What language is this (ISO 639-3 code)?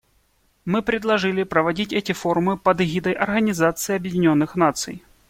rus